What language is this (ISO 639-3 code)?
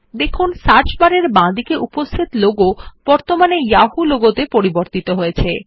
ben